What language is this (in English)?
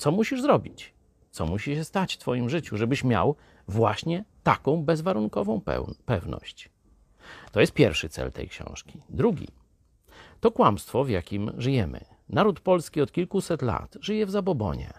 Polish